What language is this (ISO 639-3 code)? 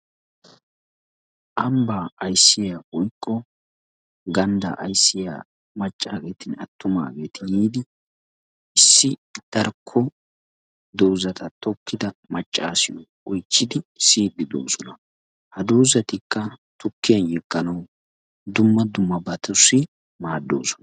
wal